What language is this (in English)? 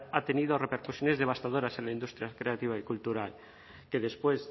Spanish